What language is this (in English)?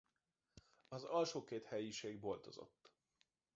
Hungarian